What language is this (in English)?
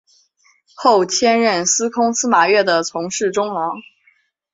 Chinese